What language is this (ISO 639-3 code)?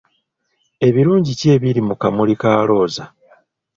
lug